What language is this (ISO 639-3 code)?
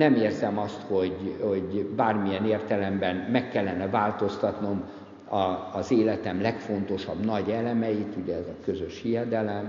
hun